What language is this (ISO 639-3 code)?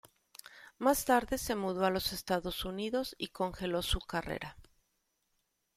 spa